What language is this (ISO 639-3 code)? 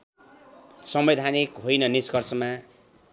nep